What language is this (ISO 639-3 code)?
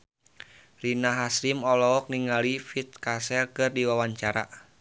sun